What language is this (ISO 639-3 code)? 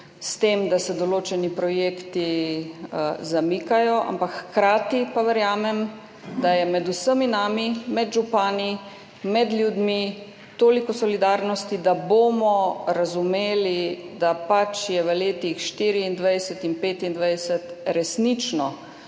slv